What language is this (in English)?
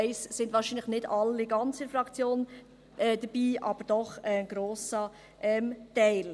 Swiss German